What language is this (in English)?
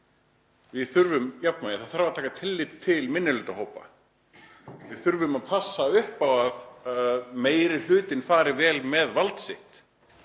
Icelandic